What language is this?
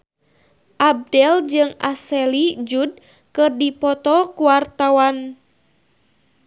Sundanese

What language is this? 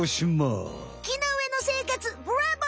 Japanese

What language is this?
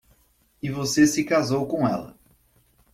Portuguese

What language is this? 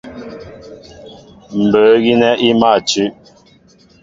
Mbo (Cameroon)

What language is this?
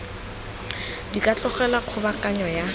Tswana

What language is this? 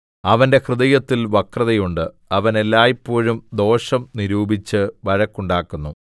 Malayalam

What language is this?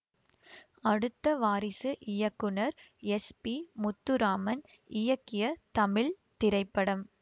Tamil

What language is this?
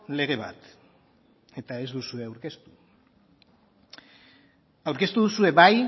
Basque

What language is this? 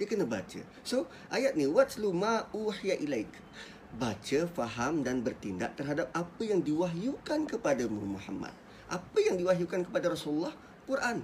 Malay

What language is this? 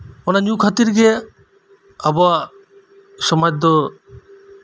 Santali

